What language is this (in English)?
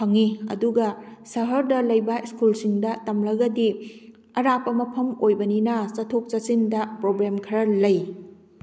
Manipuri